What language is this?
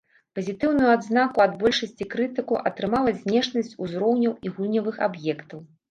Belarusian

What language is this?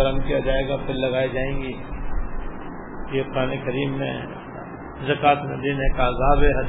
Urdu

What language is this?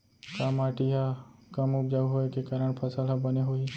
Chhattisgarhi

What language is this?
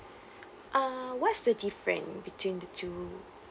English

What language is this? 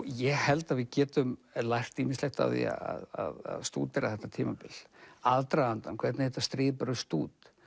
Icelandic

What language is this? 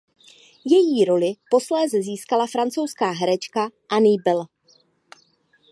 Czech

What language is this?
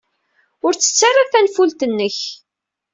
Kabyle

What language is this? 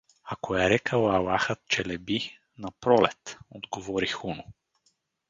Bulgarian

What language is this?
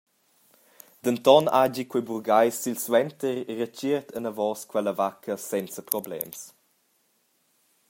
Romansh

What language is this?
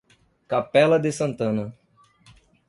Portuguese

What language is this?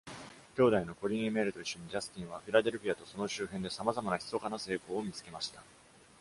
Japanese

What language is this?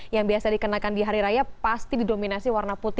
Indonesian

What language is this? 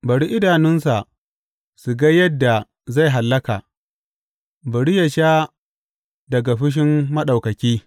Hausa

